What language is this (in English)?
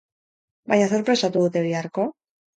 Basque